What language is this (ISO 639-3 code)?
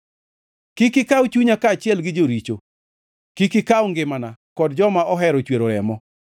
luo